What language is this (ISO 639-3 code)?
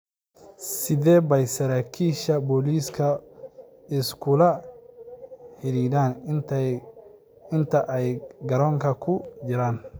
som